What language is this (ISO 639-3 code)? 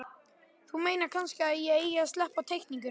isl